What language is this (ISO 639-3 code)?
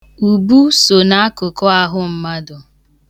ibo